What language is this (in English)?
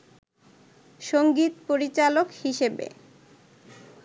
Bangla